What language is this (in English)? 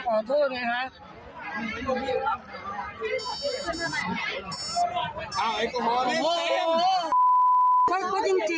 Thai